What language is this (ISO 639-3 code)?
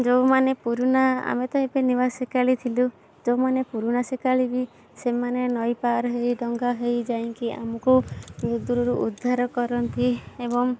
ori